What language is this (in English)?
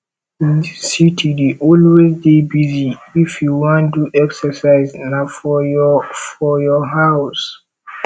Nigerian Pidgin